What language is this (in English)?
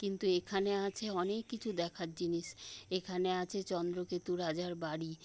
Bangla